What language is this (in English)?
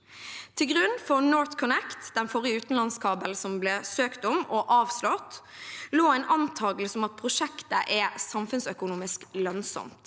Norwegian